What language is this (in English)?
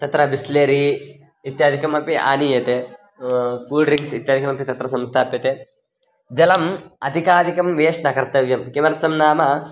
Sanskrit